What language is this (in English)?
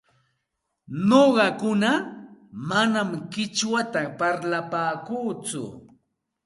Santa Ana de Tusi Pasco Quechua